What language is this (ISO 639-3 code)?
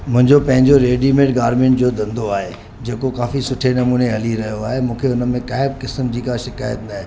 snd